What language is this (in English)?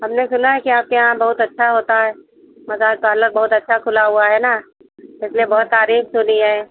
Hindi